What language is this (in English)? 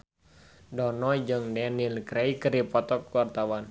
Sundanese